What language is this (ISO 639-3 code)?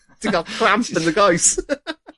cym